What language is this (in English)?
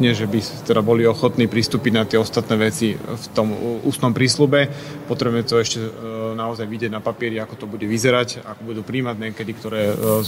Slovak